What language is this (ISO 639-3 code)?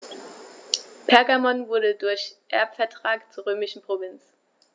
deu